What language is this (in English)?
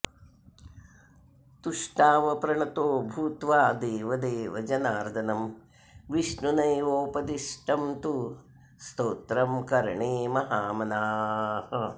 Sanskrit